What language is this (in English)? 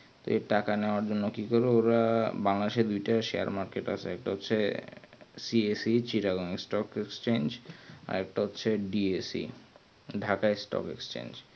Bangla